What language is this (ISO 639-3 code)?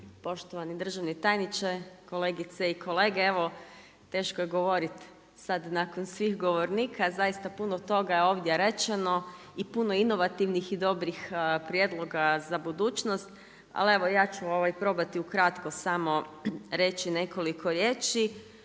hrv